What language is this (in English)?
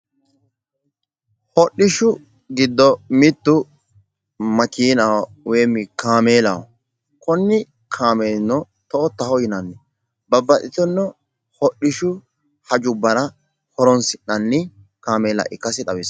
Sidamo